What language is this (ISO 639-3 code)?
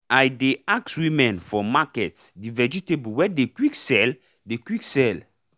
pcm